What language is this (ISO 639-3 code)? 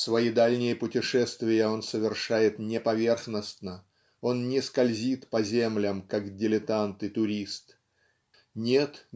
rus